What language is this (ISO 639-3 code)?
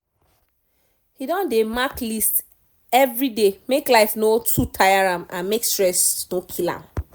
pcm